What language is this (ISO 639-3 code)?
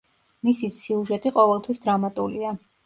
kat